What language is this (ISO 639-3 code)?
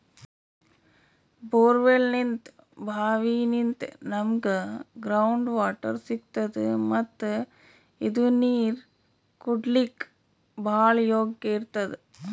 kan